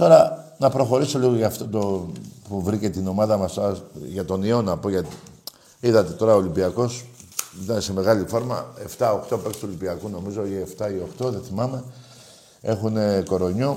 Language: Greek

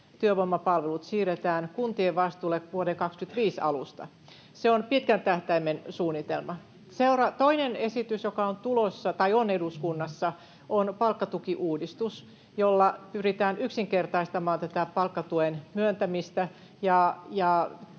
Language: Finnish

